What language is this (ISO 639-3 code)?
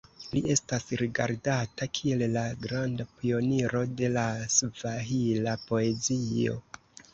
epo